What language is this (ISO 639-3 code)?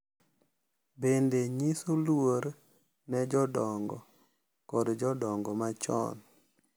luo